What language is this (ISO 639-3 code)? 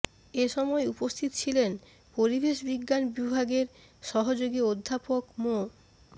ben